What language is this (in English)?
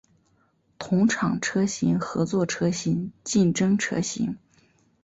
Chinese